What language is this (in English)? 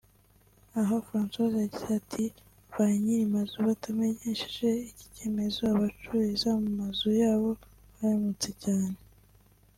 Kinyarwanda